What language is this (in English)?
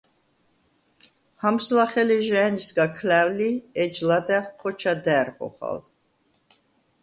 Svan